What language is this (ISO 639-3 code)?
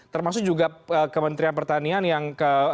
ind